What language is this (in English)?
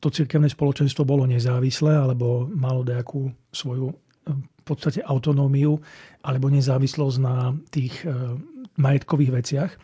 Slovak